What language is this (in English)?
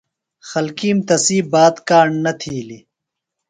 Phalura